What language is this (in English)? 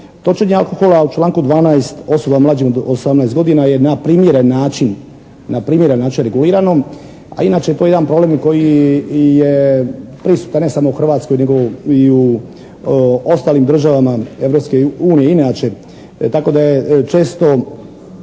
Croatian